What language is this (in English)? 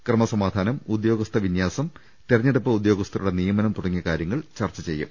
Malayalam